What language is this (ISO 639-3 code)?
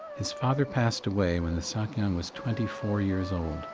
eng